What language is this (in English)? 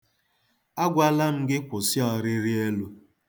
Igbo